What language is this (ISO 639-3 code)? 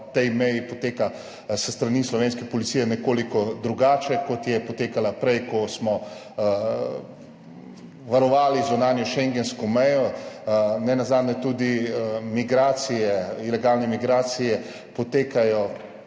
slv